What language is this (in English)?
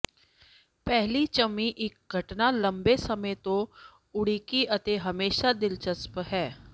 Punjabi